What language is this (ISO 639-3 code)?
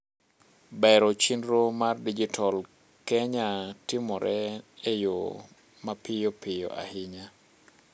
luo